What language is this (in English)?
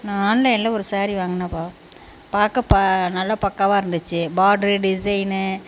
Tamil